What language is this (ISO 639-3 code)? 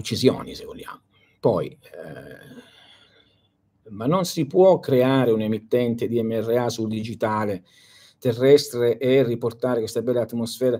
ita